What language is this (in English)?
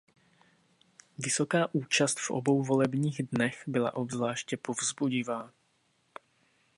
Czech